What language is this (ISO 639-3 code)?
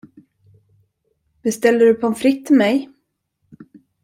swe